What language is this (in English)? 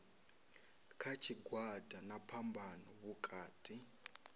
Venda